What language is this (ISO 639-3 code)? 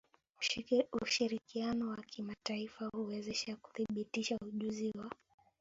swa